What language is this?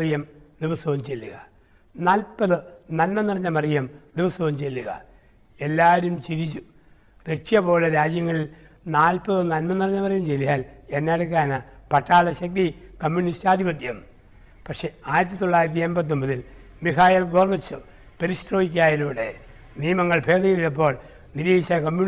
Malayalam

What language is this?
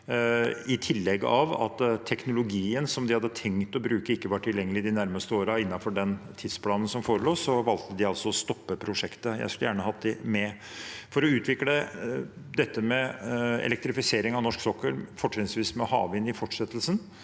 Norwegian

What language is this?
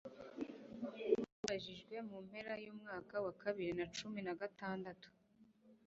Kinyarwanda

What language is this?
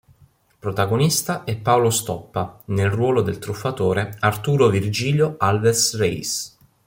Italian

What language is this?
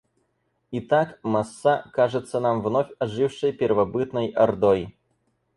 Russian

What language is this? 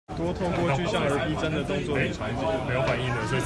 Chinese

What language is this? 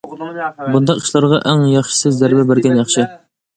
Uyghur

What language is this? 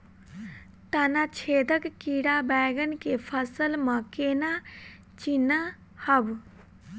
Maithili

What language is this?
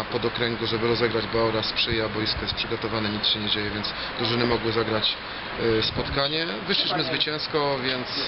Polish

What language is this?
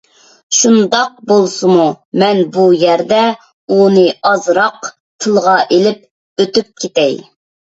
Uyghur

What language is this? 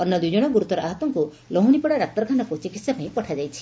Odia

